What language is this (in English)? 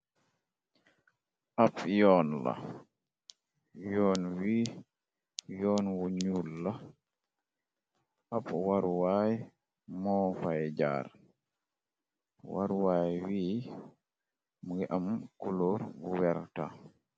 Wolof